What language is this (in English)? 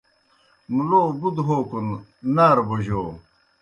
Kohistani Shina